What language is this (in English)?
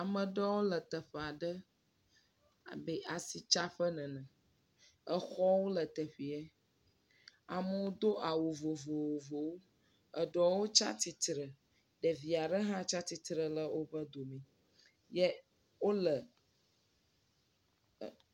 Ewe